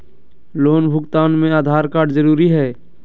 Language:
Magahi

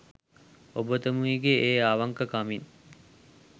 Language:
Sinhala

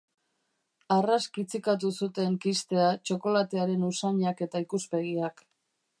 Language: Basque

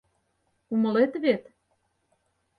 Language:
Mari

